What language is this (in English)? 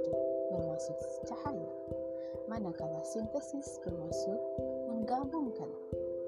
Malay